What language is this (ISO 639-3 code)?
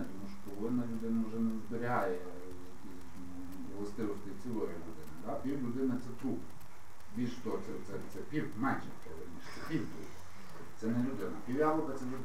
ukr